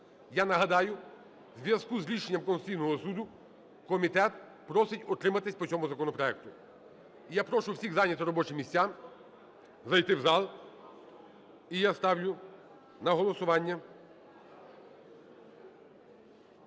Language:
Ukrainian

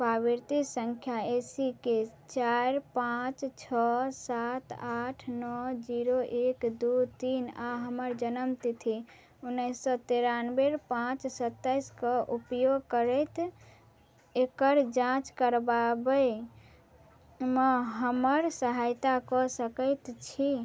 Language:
Maithili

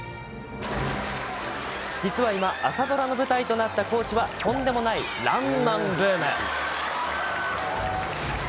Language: Japanese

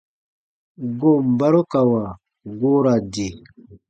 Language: Baatonum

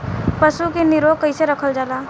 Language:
Bhojpuri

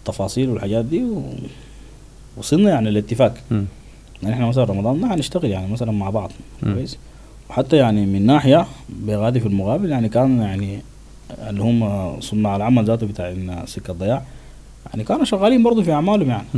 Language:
Arabic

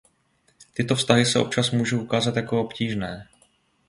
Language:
Czech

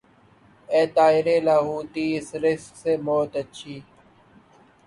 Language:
Urdu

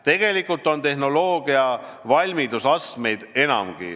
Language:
Estonian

